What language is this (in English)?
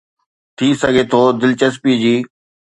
Sindhi